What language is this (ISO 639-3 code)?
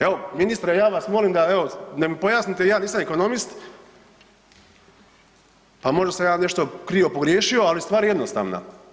hrv